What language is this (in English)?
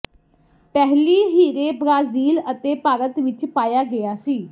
Punjabi